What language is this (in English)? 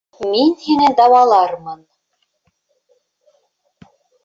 Bashkir